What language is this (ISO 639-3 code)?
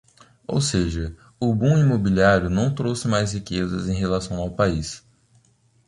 por